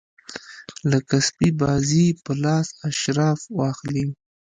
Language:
Pashto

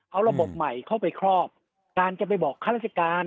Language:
Thai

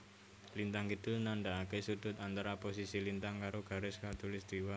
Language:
Javanese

